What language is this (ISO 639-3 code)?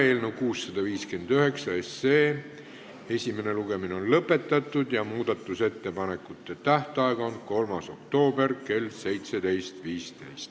est